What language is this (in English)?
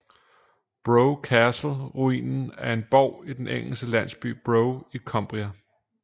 Danish